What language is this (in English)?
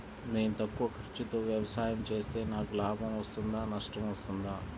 Telugu